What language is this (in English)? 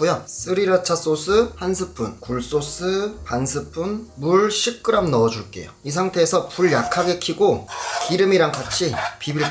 Korean